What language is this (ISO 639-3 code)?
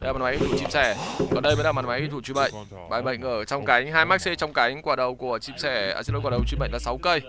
vie